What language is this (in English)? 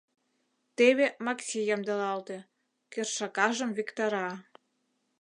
Mari